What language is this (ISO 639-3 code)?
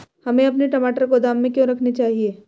hin